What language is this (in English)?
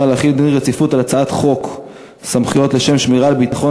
Hebrew